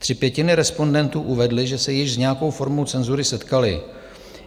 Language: Czech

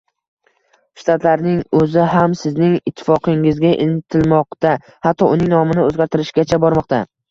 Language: Uzbek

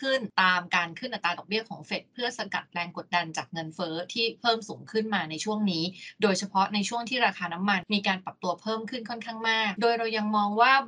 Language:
Thai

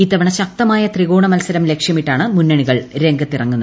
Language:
Malayalam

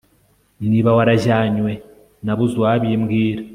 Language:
Kinyarwanda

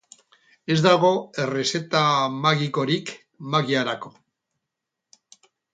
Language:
Basque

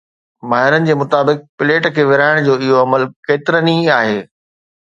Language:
Sindhi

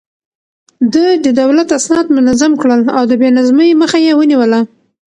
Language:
Pashto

